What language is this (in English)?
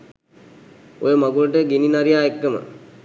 Sinhala